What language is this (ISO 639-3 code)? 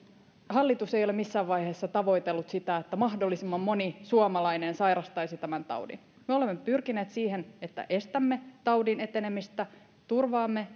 fin